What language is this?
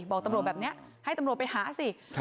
Thai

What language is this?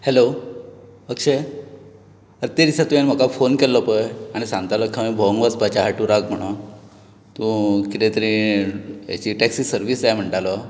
Konkani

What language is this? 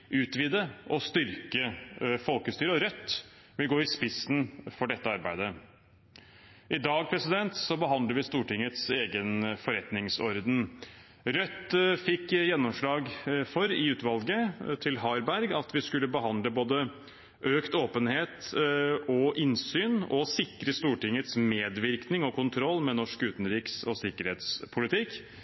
Norwegian Bokmål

